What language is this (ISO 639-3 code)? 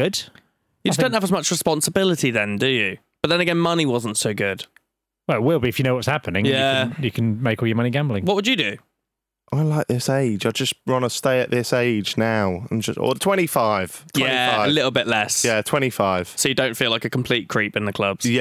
eng